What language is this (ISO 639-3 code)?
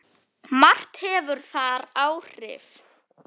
isl